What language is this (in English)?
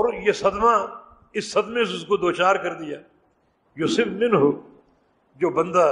Arabic